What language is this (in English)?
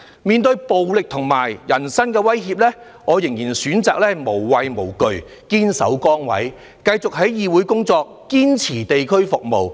Cantonese